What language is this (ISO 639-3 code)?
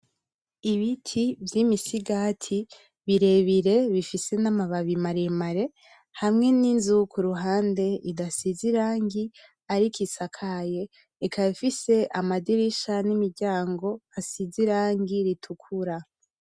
run